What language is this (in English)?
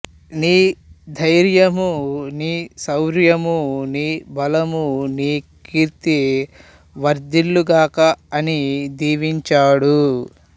Telugu